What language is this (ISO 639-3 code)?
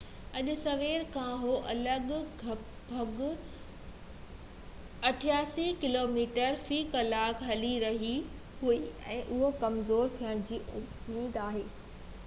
snd